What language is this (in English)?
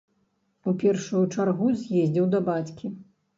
Belarusian